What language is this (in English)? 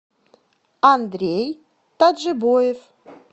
Russian